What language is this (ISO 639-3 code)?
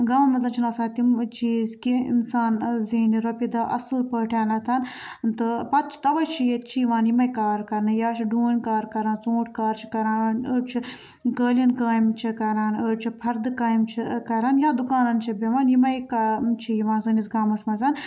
kas